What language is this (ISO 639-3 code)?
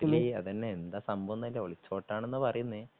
mal